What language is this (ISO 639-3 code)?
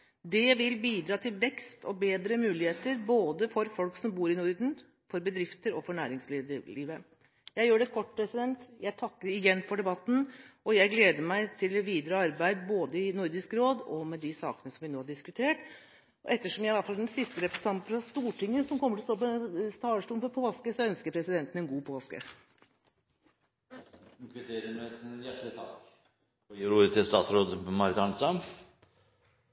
nor